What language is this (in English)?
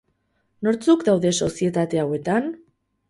Basque